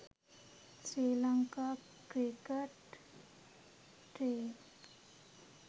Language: Sinhala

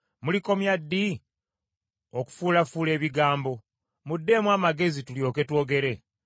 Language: Ganda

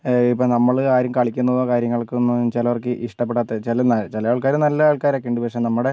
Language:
Malayalam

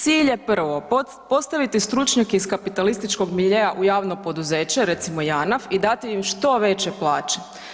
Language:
Croatian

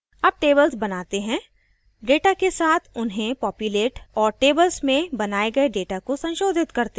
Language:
Hindi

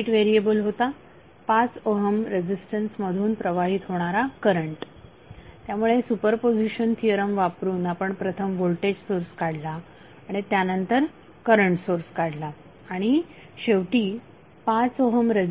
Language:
Marathi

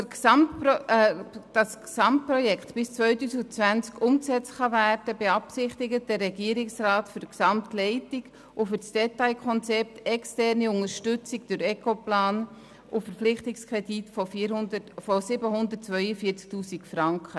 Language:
Swiss German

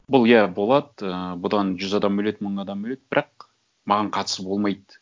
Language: Kazakh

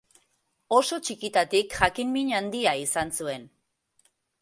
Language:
Basque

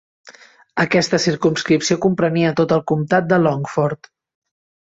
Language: Catalan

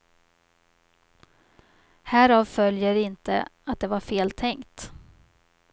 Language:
Swedish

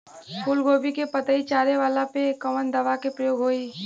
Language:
Bhojpuri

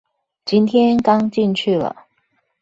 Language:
Chinese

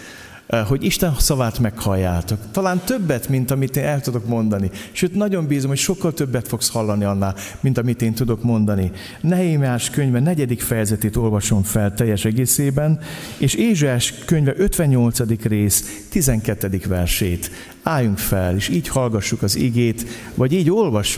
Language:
Hungarian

